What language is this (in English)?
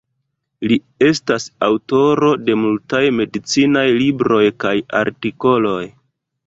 Esperanto